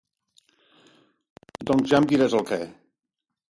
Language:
Catalan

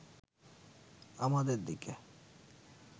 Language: Bangla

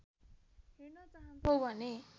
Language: Nepali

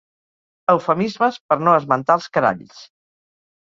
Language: Catalan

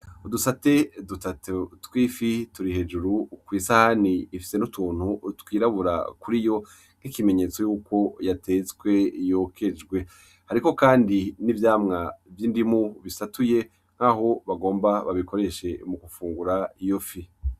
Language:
Rundi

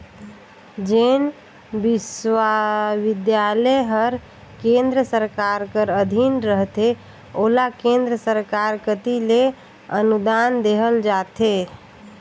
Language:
Chhattisgarhi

